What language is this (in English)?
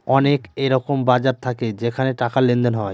Bangla